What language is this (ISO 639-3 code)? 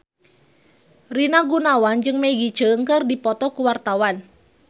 sun